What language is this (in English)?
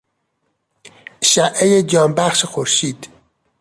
Persian